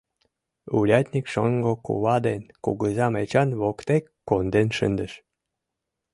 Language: Mari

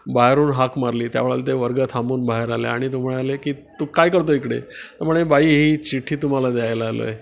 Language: Marathi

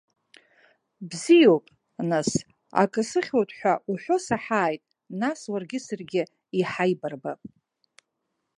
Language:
Abkhazian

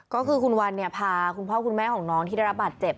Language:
Thai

